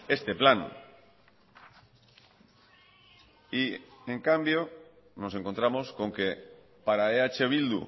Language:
Spanish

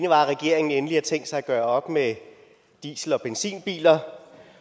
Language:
Danish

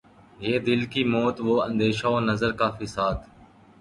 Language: Urdu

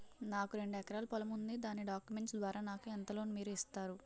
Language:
Telugu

